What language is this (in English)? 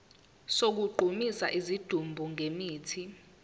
Zulu